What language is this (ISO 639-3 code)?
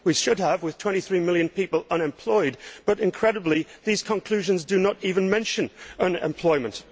eng